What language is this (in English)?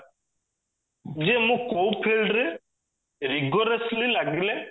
Odia